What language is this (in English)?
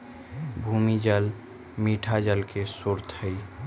Magahi